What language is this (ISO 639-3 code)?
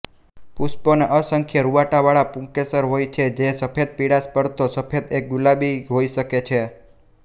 guj